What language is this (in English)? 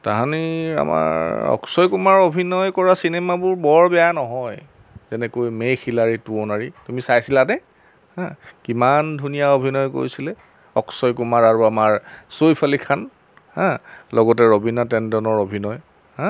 Assamese